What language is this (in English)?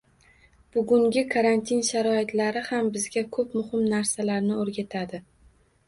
Uzbek